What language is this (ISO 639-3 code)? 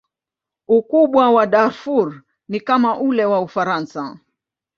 swa